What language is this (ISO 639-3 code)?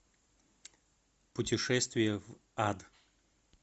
rus